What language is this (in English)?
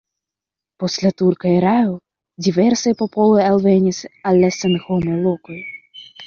Esperanto